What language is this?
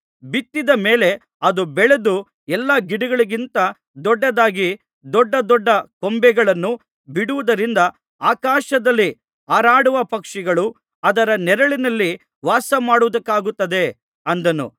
Kannada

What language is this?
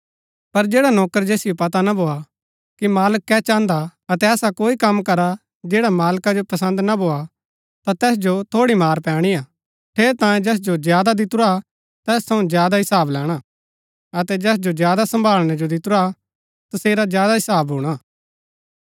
Gaddi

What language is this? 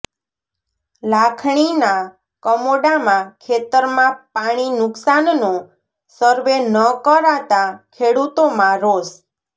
Gujarati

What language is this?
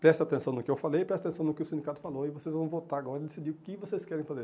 Portuguese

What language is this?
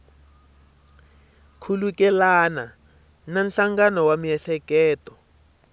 Tsonga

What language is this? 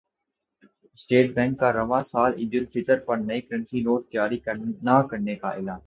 Urdu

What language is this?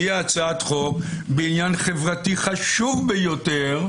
Hebrew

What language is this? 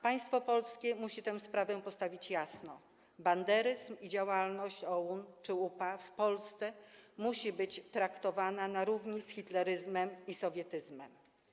Polish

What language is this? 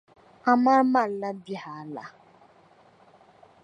Dagbani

